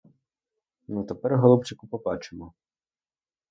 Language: Ukrainian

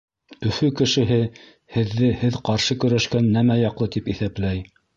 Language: Bashkir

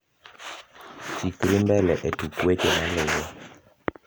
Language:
Luo (Kenya and Tanzania)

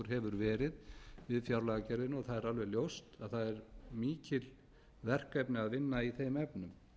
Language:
Icelandic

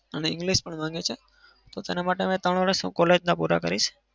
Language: Gujarati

